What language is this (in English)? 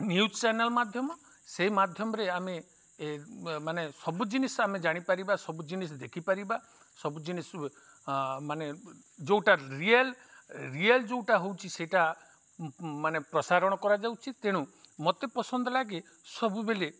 Odia